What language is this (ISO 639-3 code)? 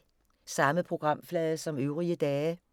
dan